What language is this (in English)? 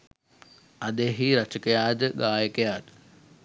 Sinhala